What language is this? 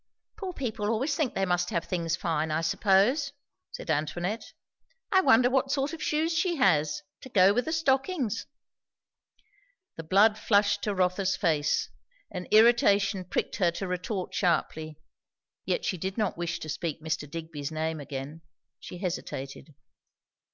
English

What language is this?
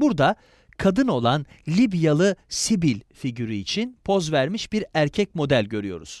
Turkish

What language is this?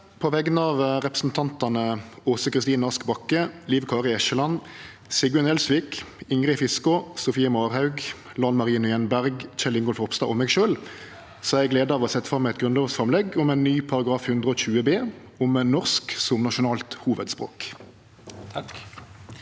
Norwegian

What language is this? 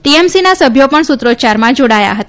Gujarati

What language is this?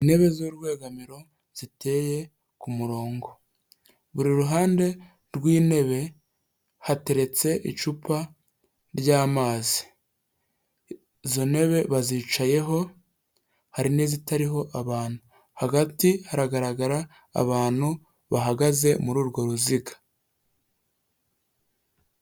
Kinyarwanda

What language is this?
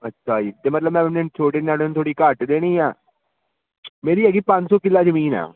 Punjabi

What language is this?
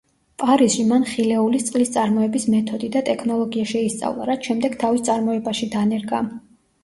Georgian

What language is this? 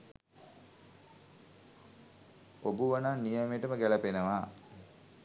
Sinhala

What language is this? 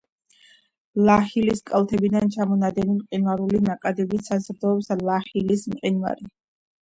Georgian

